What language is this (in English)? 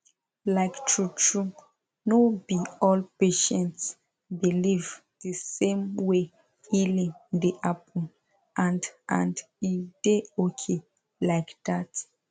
Nigerian Pidgin